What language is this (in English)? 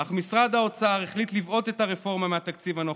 Hebrew